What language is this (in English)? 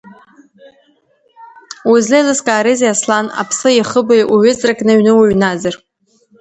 Abkhazian